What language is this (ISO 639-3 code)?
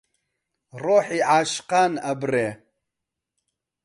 ckb